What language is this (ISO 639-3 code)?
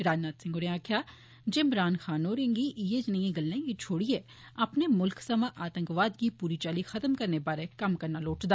doi